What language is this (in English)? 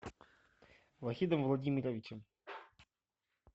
Russian